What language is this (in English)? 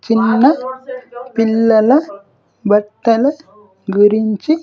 Telugu